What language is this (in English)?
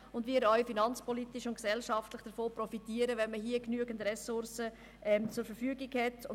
Swiss German